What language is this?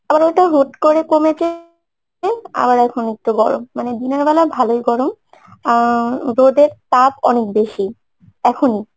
Bangla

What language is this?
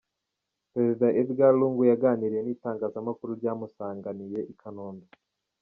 Kinyarwanda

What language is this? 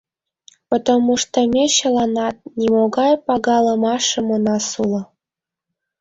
Mari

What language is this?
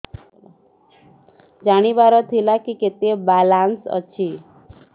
Odia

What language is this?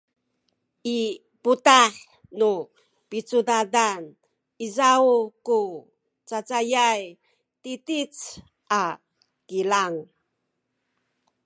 Sakizaya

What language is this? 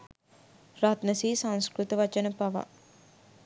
Sinhala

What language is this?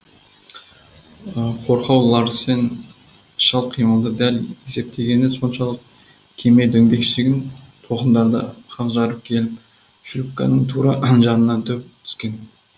Kazakh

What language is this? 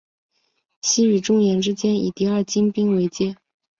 Chinese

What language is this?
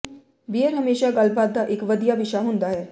Punjabi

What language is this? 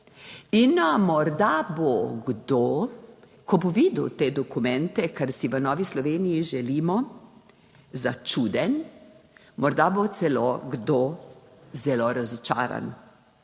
Slovenian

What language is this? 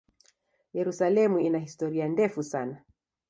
Swahili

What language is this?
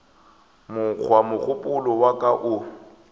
Northern Sotho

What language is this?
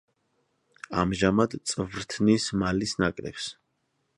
Georgian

